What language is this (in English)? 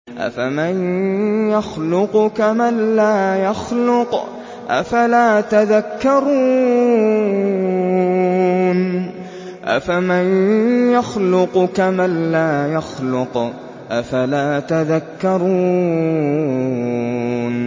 Arabic